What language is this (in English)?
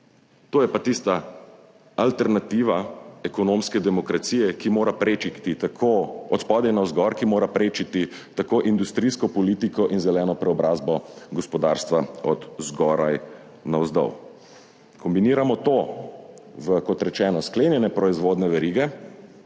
Slovenian